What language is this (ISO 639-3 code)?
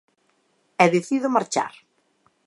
glg